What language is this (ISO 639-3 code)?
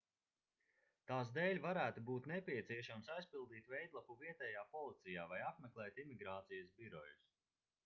lav